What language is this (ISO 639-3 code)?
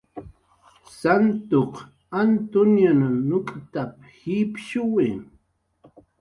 jqr